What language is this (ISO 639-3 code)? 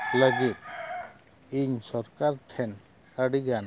sat